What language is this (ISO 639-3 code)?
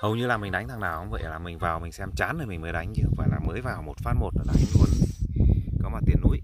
vie